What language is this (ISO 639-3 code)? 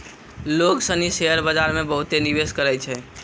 mai